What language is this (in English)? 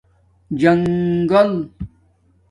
Domaaki